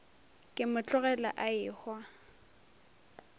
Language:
Northern Sotho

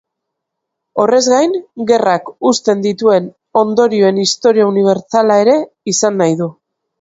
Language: Basque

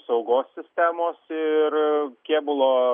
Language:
Lithuanian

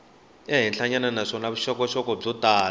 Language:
Tsonga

